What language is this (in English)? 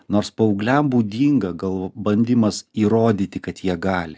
Lithuanian